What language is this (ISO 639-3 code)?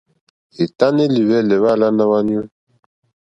bri